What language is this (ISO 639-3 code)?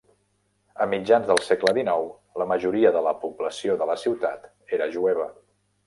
cat